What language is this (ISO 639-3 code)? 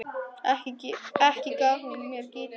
isl